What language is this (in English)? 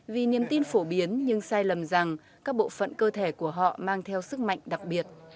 Vietnamese